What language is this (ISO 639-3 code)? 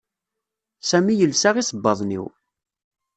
kab